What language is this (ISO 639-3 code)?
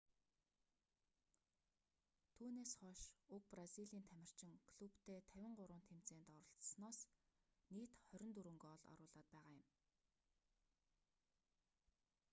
mon